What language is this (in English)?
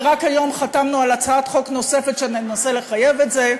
Hebrew